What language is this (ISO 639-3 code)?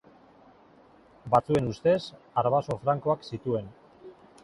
eus